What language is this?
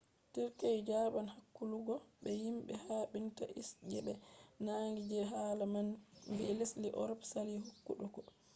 Fula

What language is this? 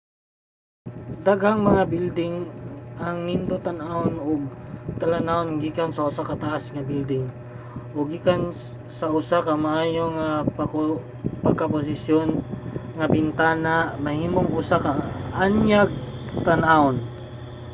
Cebuano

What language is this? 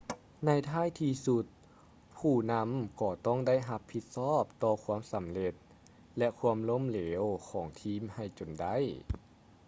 Lao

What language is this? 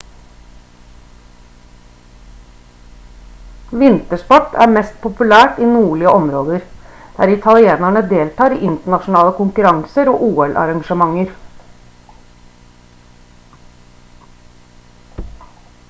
Norwegian Bokmål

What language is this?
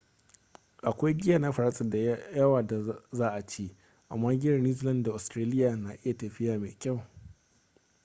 Hausa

